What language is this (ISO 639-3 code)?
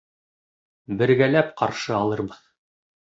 bak